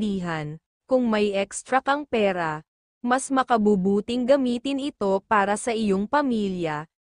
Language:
Filipino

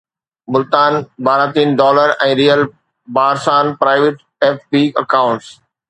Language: Sindhi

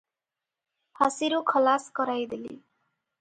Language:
Odia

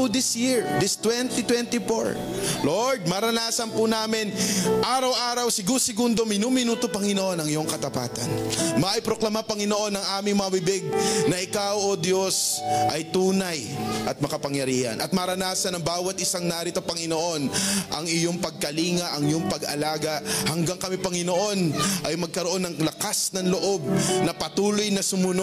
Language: Filipino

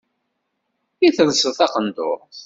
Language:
Kabyle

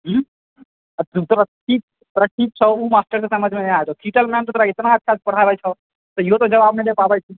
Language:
Maithili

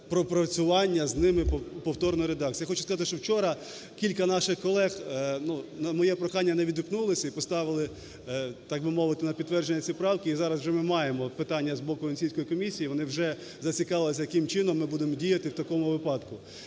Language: Ukrainian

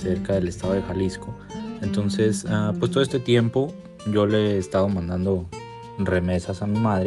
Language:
Spanish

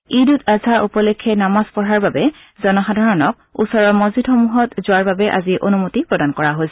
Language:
Assamese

